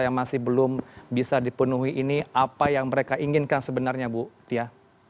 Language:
Indonesian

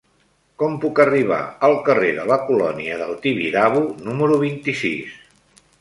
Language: Catalan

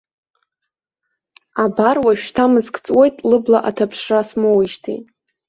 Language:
Abkhazian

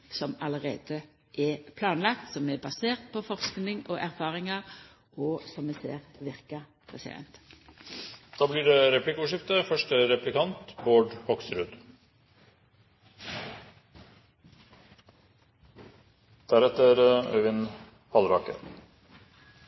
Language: Norwegian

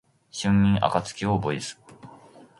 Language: Japanese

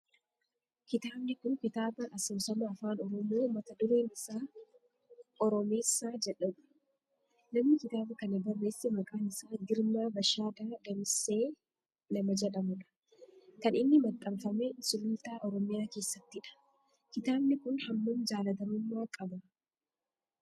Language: Oromo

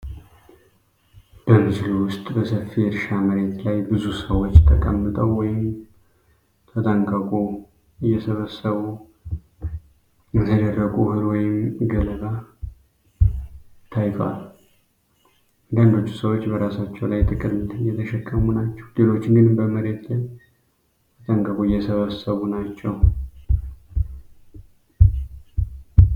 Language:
Amharic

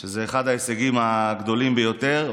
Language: Hebrew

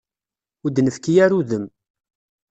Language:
Kabyle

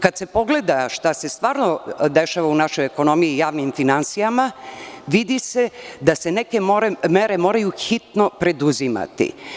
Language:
Serbian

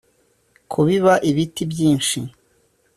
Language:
Kinyarwanda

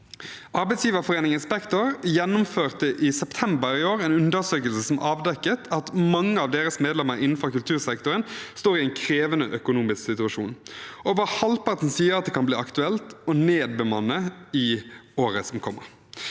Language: Norwegian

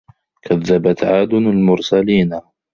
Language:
Arabic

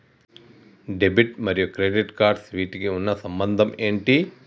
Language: Telugu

